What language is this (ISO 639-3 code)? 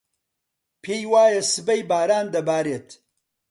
ckb